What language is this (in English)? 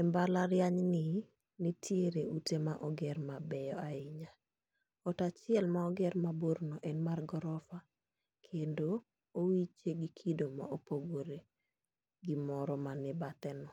Luo (Kenya and Tanzania)